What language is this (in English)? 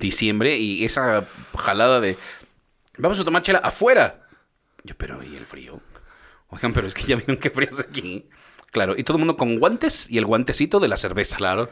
Spanish